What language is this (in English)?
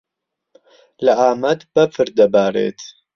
Central Kurdish